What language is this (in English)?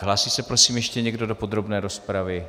Czech